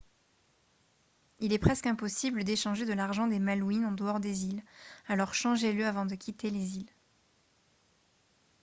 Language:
French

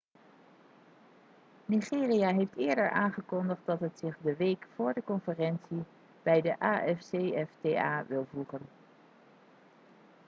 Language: Dutch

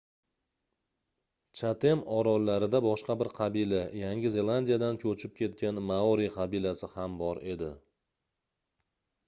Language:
Uzbek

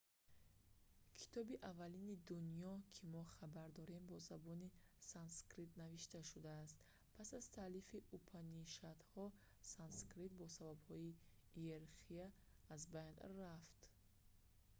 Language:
Tajik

